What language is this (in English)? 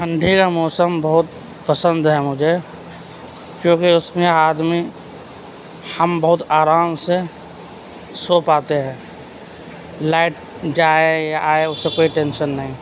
Urdu